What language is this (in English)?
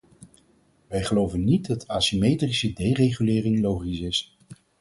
Dutch